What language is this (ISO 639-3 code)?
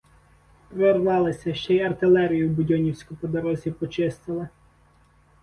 ukr